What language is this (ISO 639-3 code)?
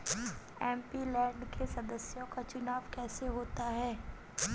hin